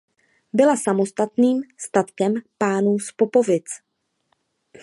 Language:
Czech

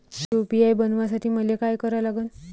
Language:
Marathi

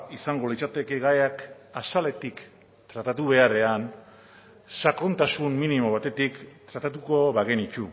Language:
Basque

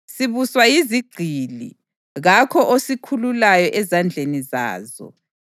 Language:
North Ndebele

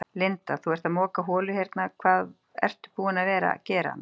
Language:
Icelandic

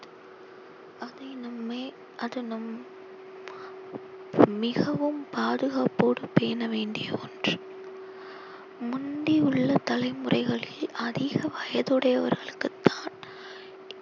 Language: Tamil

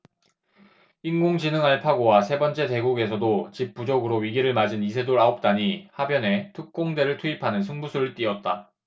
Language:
Korean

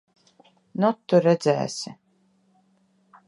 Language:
Latvian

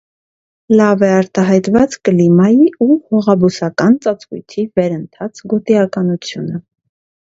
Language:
Armenian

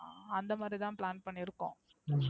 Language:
Tamil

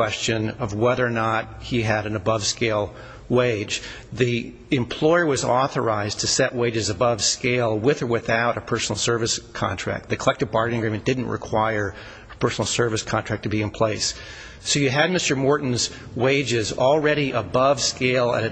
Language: English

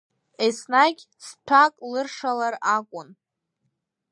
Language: Abkhazian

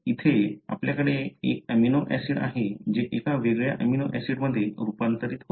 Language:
Marathi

